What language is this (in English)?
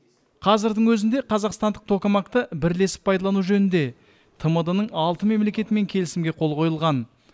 Kazakh